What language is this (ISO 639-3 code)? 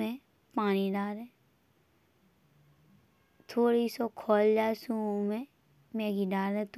bns